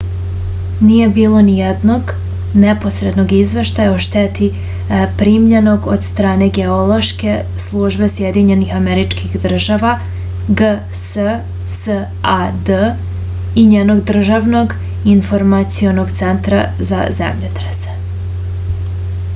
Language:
Serbian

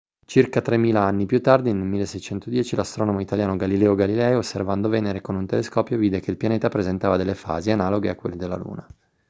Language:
Italian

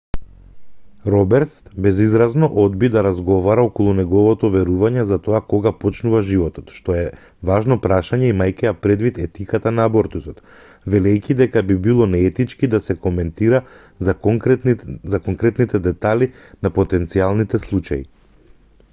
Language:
Macedonian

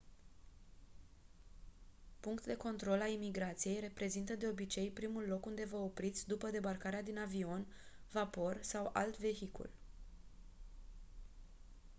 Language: Romanian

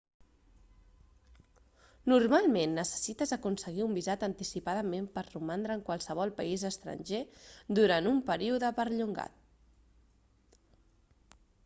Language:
Catalan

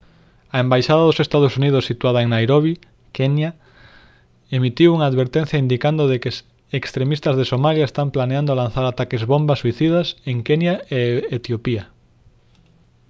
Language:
Galician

